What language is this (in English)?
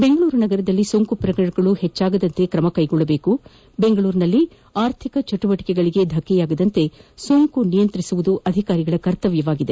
Kannada